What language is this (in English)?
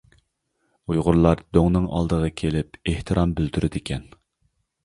Uyghur